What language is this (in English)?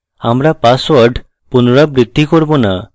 Bangla